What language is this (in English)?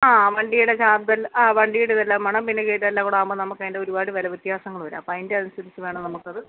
Malayalam